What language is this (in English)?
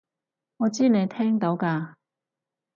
Cantonese